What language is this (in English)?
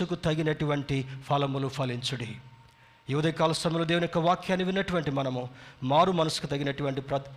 Telugu